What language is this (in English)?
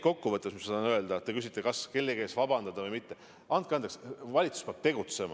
Estonian